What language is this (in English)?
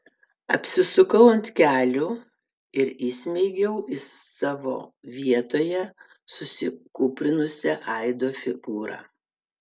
Lithuanian